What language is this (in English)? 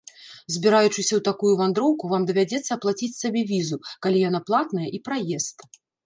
Belarusian